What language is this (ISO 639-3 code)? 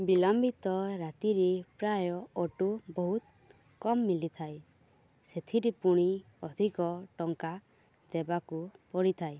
ori